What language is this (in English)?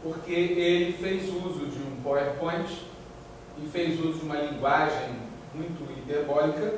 Portuguese